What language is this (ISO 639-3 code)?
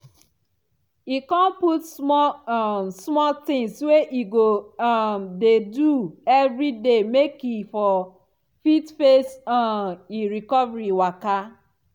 pcm